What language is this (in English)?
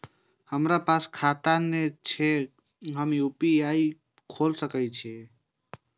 Maithili